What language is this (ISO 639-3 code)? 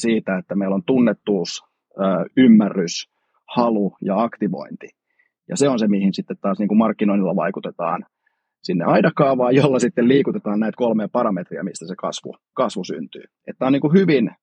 fin